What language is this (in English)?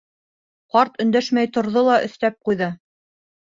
Bashkir